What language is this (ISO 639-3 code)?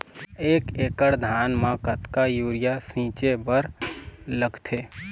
hne